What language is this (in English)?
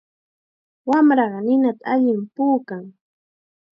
Chiquián Ancash Quechua